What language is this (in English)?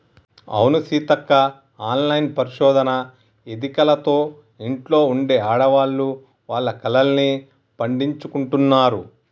Telugu